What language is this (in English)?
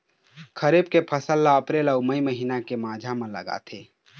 Chhattisgarhi